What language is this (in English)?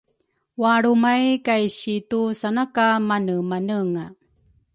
Rukai